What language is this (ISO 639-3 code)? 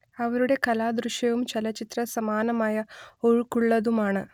mal